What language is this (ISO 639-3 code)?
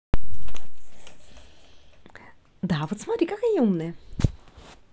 rus